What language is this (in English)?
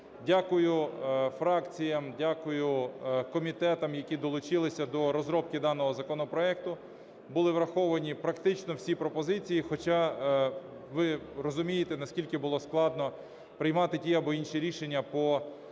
Ukrainian